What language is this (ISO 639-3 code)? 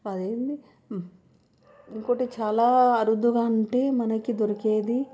tel